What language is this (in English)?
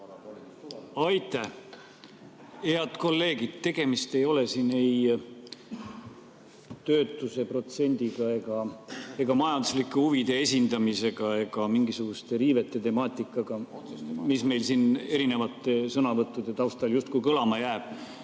Estonian